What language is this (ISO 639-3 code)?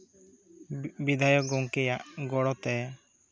sat